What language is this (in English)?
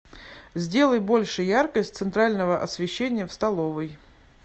Russian